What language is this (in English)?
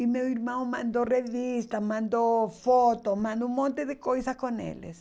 Portuguese